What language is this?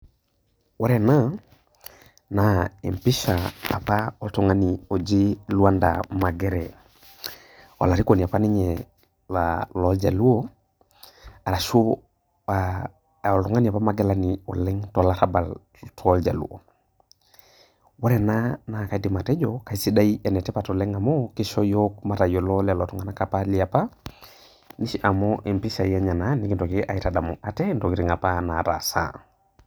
Masai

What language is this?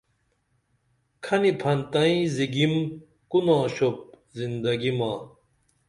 Dameli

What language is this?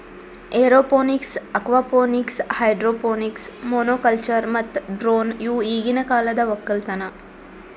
Kannada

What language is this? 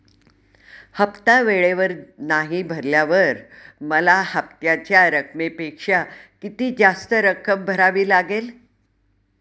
Marathi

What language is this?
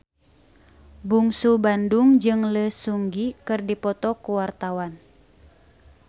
Sundanese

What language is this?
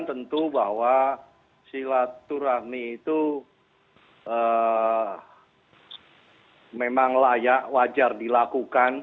Indonesian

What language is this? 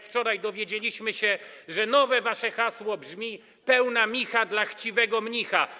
Polish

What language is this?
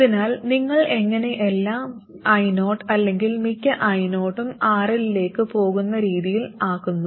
Malayalam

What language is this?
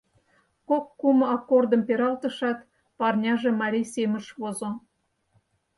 Mari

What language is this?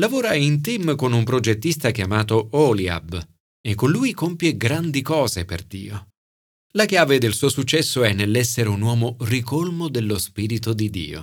Italian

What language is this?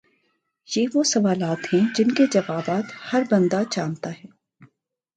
Urdu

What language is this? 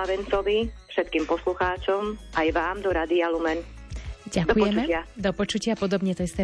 Slovak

